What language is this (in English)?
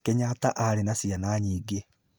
Kikuyu